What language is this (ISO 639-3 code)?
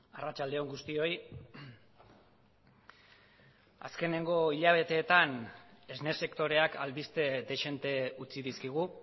eus